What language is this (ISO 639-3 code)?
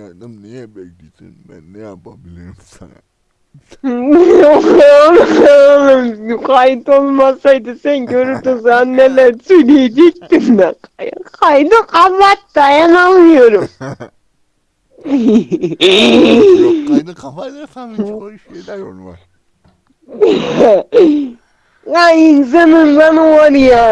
tur